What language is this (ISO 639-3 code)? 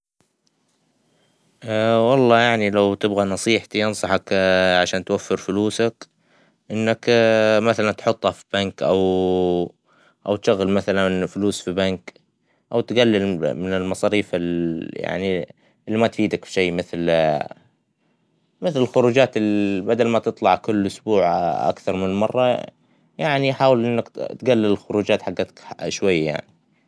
acw